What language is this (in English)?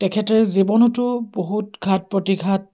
Assamese